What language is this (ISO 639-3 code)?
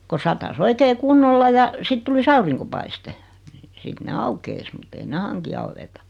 fin